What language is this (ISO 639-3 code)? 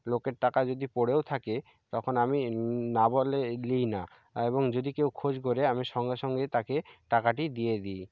ben